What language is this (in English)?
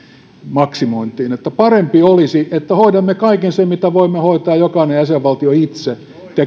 Finnish